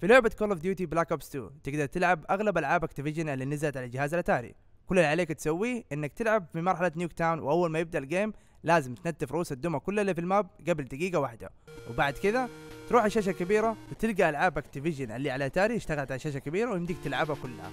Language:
Arabic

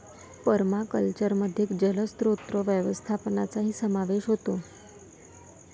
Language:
Marathi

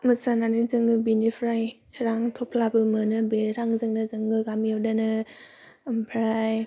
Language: Bodo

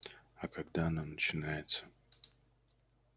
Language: Russian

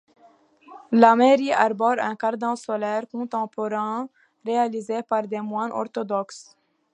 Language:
French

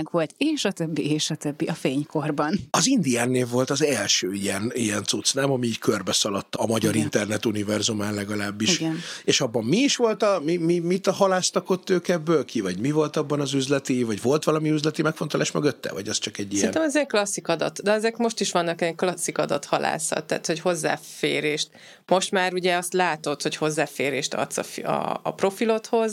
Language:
Hungarian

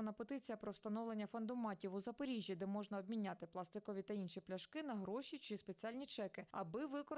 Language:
Ukrainian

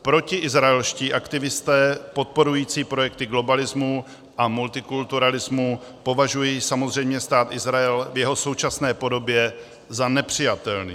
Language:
Czech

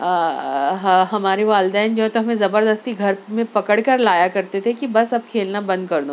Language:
Urdu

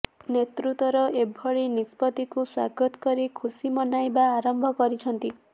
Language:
Odia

